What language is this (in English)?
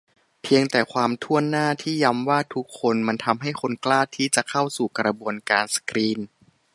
Thai